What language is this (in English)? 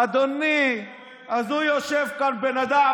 Hebrew